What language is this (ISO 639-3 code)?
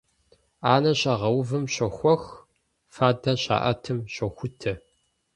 kbd